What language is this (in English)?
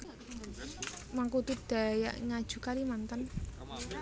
Javanese